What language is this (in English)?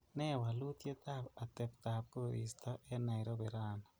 Kalenjin